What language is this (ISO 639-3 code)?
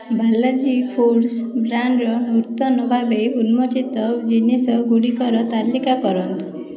ori